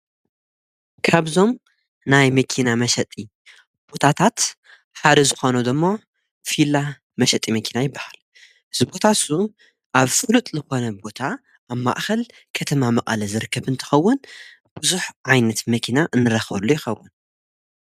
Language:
Tigrinya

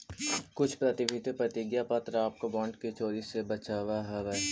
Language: Magahi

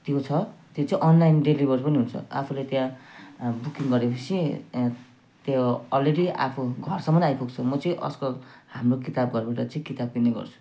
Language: Nepali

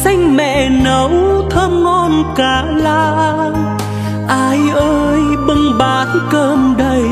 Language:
Vietnamese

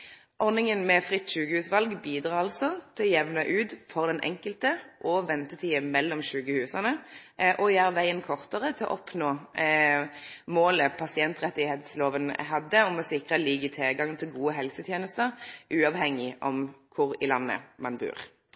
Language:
Norwegian Nynorsk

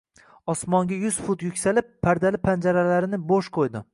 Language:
Uzbek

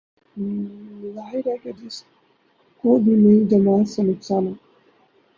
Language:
Urdu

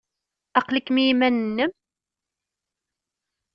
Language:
Kabyle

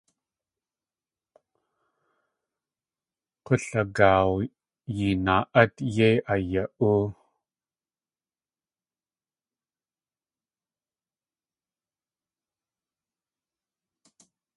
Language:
Tlingit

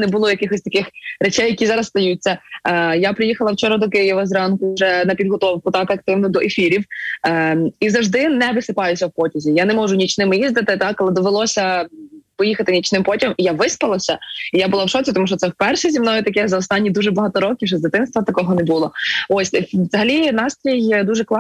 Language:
Ukrainian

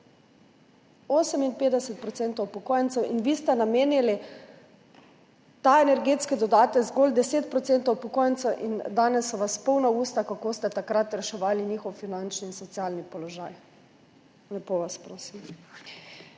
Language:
Slovenian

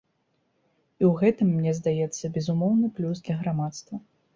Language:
Belarusian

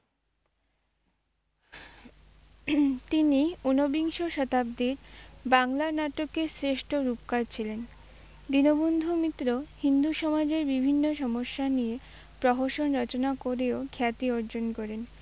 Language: Bangla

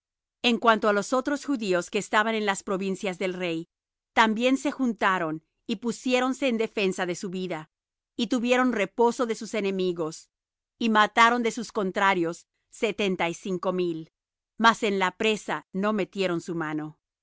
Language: Spanish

